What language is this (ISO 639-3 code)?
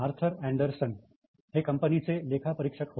mar